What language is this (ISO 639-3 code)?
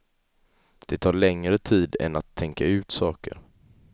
swe